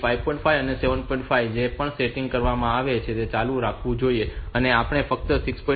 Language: Gujarati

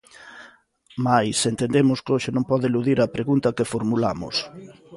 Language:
Galician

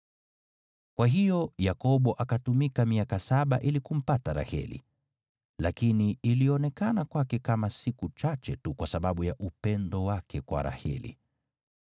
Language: Swahili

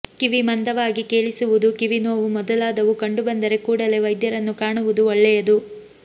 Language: Kannada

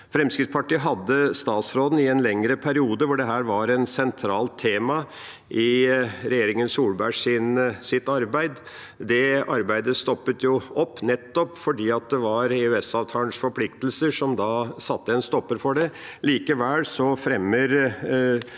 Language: Norwegian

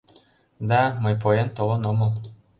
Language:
Mari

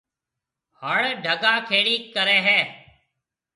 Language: Marwari (Pakistan)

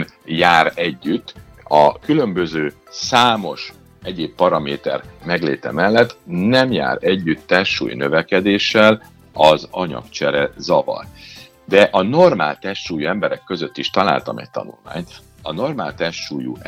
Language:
Hungarian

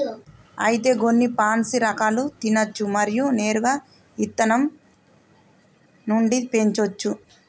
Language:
Telugu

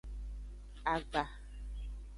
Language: Aja (Benin)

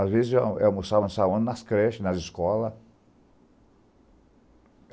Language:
Portuguese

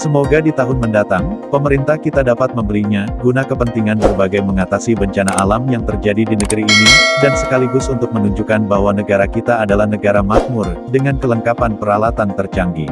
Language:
Indonesian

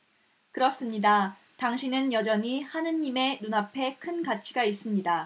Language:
Korean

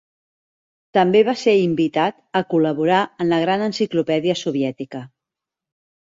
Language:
Catalan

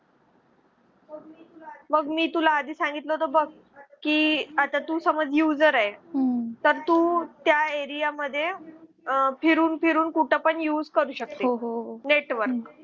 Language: Marathi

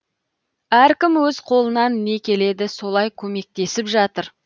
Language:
Kazakh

